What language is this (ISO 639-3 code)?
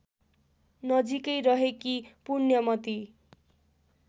nep